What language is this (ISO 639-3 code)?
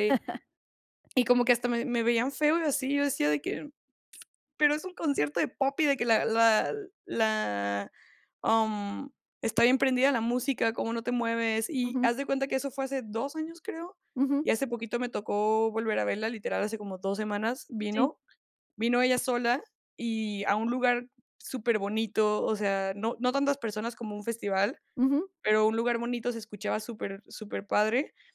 spa